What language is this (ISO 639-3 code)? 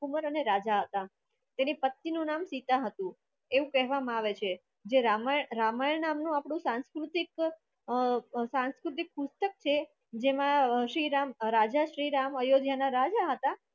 guj